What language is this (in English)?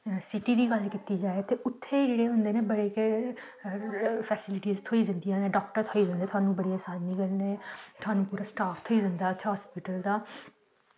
Dogri